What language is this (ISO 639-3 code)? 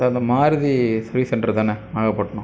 tam